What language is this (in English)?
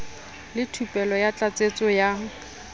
Southern Sotho